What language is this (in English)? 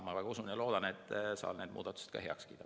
Estonian